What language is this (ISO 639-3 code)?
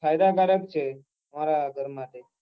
guj